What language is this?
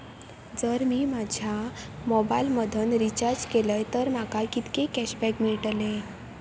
Marathi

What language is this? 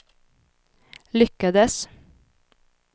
Swedish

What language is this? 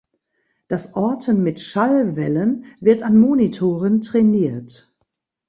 German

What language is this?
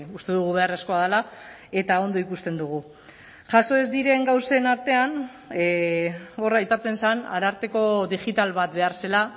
Basque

